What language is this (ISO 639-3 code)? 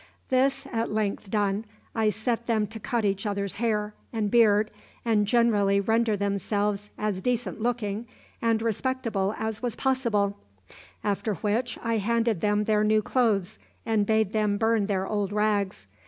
eng